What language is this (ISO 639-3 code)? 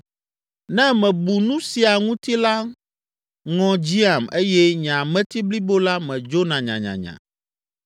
ewe